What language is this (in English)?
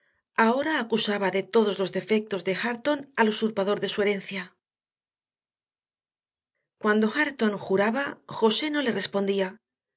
Spanish